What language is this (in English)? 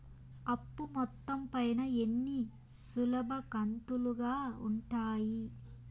Telugu